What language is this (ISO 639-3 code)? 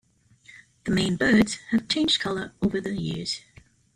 eng